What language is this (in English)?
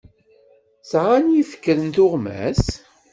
Kabyle